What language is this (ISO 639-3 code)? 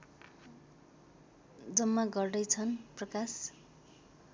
nep